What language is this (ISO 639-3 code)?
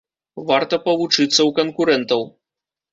bel